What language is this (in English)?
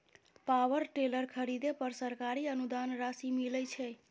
Maithili